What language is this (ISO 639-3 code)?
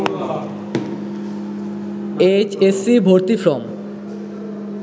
ben